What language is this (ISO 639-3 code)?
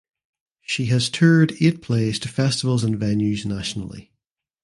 eng